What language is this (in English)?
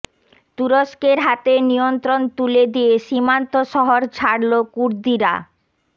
Bangla